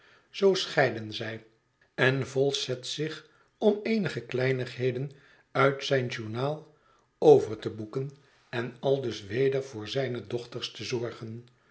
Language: Dutch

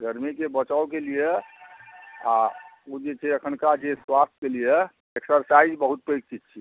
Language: Maithili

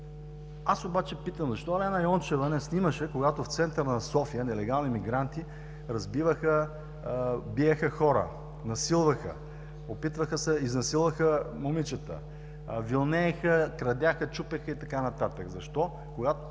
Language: Bulgarian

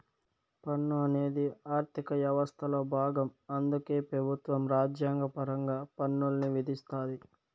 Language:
Telugu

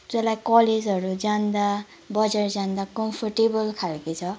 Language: Nepali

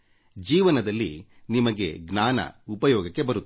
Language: Kannada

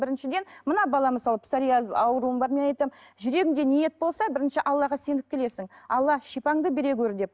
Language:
Kazakh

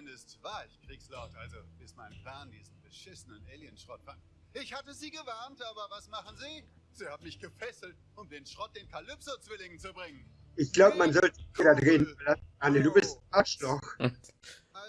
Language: German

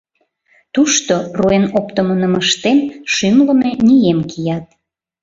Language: Mari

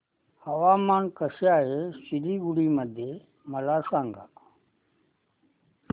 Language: Marathi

